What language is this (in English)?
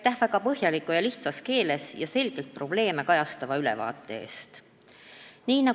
Estonian